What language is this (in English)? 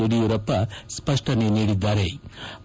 Kannada